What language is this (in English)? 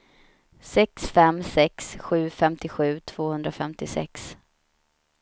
Swedish